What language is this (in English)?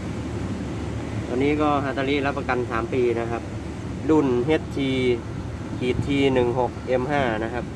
Thai